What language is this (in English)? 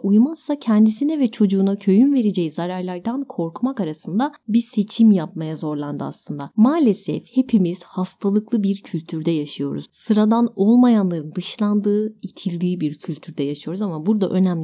Turkish